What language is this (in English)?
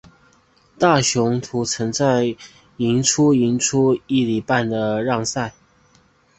Chinese